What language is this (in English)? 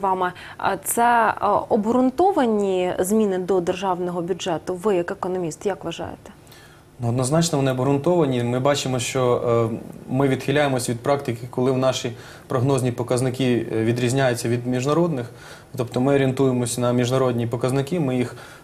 Ukrainian